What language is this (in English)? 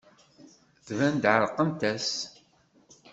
Kabyle